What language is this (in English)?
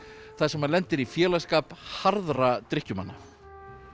Icelandic